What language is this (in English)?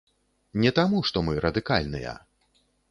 Belarusian